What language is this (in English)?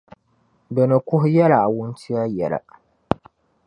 Dagbani